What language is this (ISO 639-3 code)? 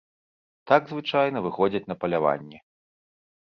bel